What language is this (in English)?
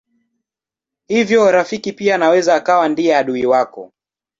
Swahili